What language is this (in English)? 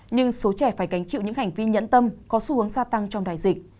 Vietnamese